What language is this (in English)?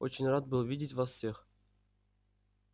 Russian